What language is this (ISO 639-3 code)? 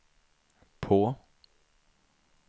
swe